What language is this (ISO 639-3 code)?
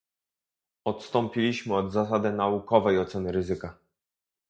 pol